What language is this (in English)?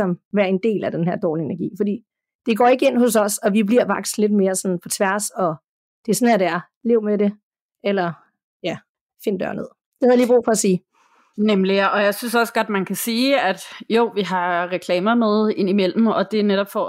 Danish